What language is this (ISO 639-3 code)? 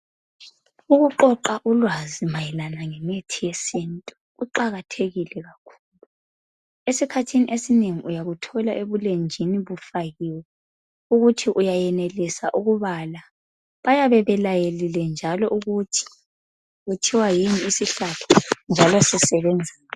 nde